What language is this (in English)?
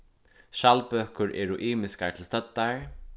Faroese